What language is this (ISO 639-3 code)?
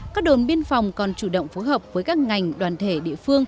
vie